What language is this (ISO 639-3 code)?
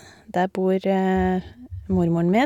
nor